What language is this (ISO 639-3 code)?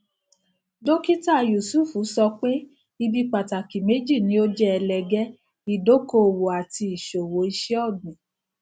yor